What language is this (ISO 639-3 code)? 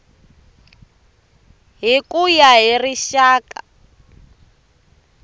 tso